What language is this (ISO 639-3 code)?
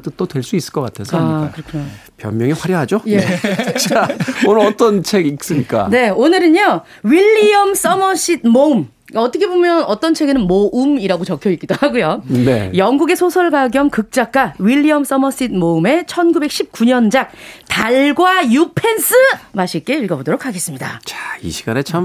kor